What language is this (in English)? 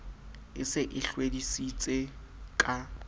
Southern Sotho